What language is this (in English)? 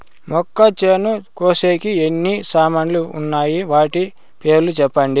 Telugu